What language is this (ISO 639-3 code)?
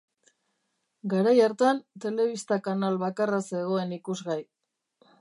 eus